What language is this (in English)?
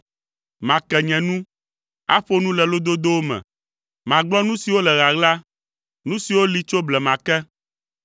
Ewe